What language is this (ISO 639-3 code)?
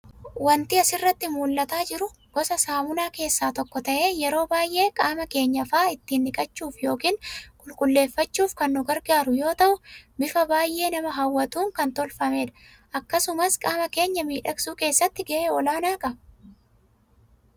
orm